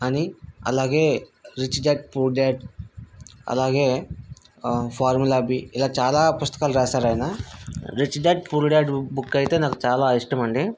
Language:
Telugu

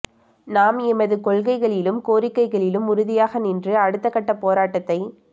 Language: Tamil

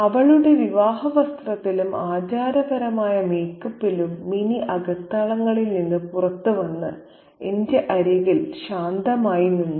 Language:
Malayalam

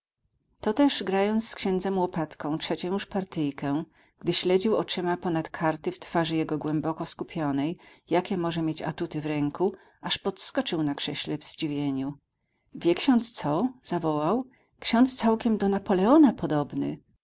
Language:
Polish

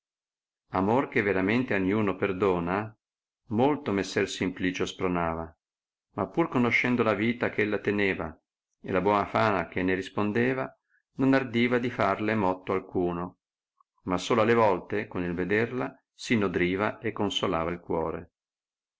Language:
Italian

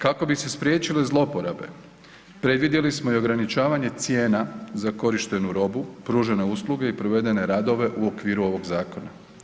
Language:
Croatian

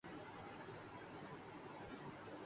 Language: Urdu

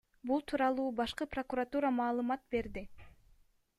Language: Kyrgyz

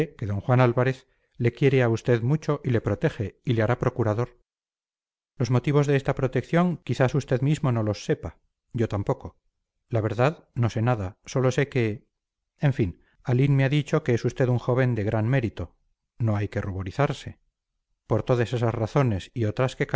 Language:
Spanish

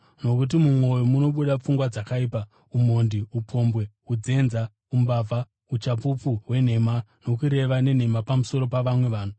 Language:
Shona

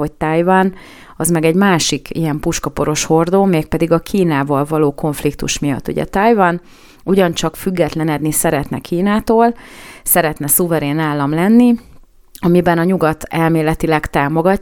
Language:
Hungarian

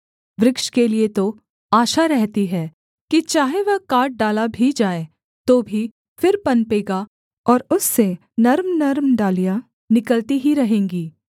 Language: Hindi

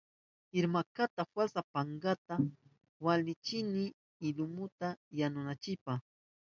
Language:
Southern Pastaza Quechua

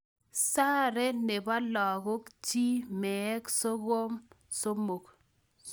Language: Kalenjin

